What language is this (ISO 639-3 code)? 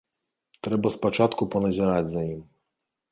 bel